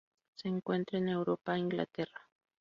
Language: Spanish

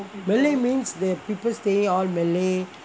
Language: English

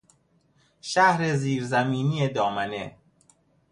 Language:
Persian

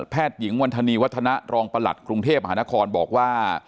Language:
Thai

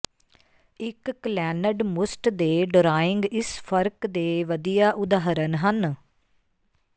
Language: Punjabi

